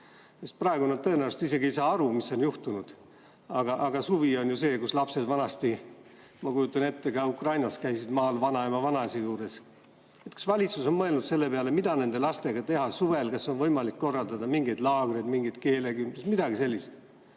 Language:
Estonian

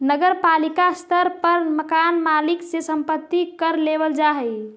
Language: Magahi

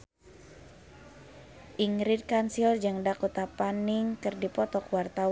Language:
Sundanese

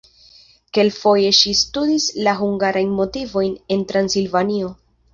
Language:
Esperanto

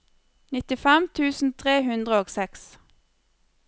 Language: Norwegian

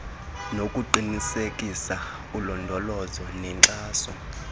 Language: Xhosa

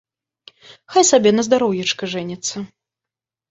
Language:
Belarusian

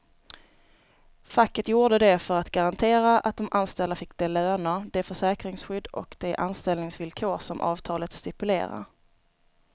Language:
Swedish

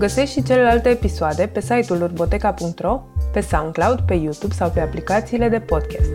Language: Romanian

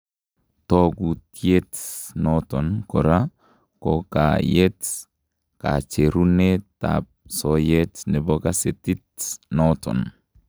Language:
Kalenjin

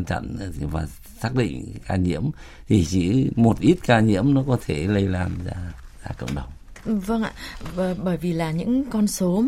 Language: Vietnamese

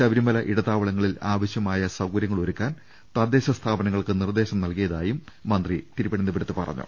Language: Malayalam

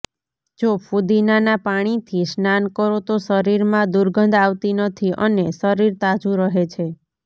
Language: Gujarati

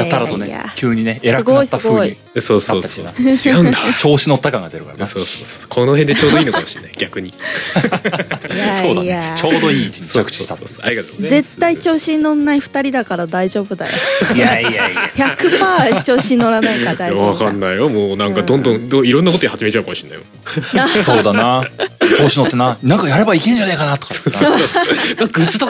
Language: Japanese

